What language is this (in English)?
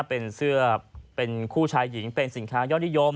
Thai